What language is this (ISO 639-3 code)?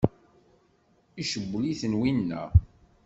kab